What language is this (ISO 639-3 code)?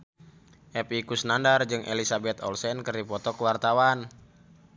sun